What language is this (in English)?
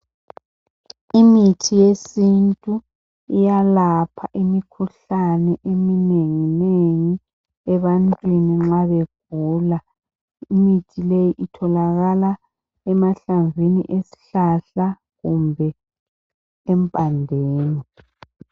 North Ndebele